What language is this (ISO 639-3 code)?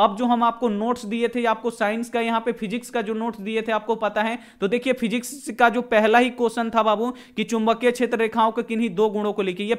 hin